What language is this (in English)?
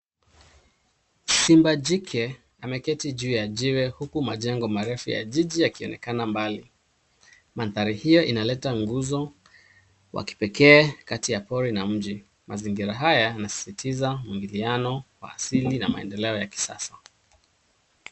Swahili